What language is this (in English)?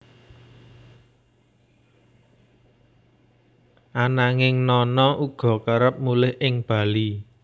Javanese